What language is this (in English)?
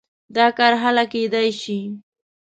Pashto